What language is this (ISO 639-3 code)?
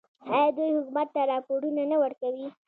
pus